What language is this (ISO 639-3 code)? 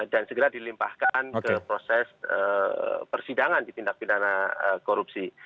ind